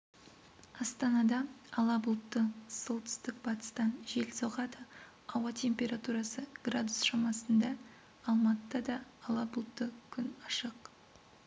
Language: Kazakh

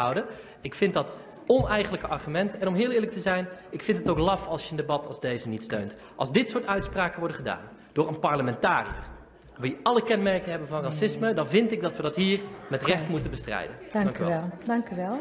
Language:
Dutch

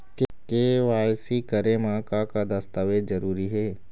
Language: Chhattisgarhi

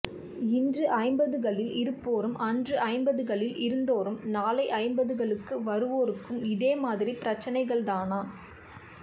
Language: Tamil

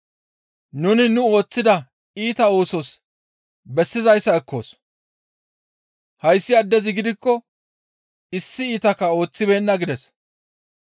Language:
Gamo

